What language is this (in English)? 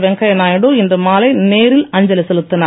Tamil